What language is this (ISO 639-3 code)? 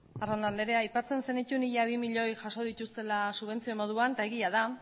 eus